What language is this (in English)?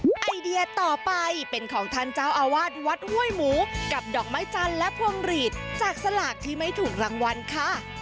Thai